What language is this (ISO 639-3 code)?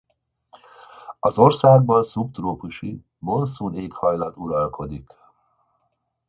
hun